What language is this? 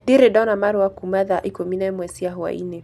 Kikuyu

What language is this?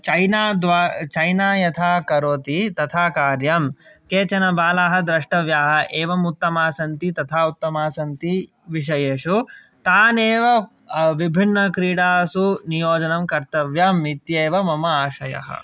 Sanskrit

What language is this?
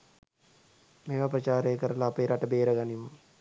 Sinhala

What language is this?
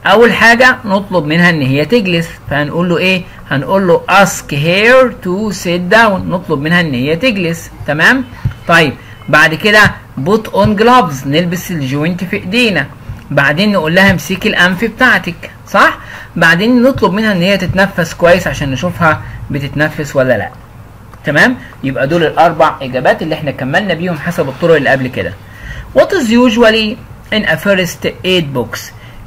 Arabic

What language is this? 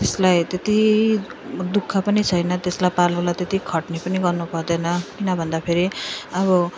Nepali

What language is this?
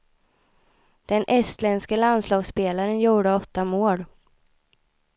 Swedish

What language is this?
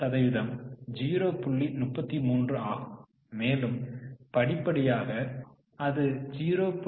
Tamil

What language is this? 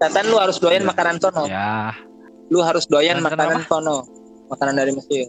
Indonesian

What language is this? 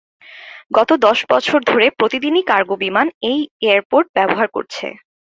Bangla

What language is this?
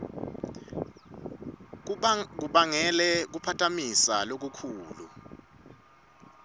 Swati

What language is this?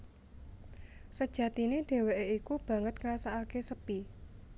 Javanese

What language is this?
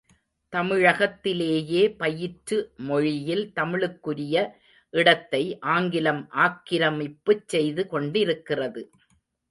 Tamil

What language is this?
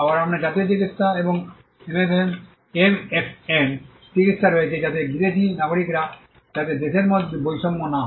Bangla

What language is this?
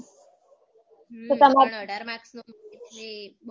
Gujarati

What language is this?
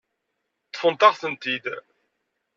Kabyle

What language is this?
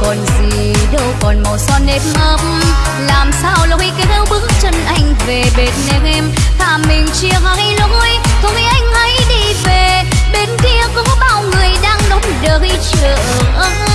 Vietnamese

